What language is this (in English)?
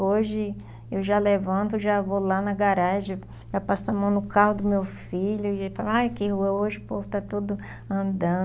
Portuguese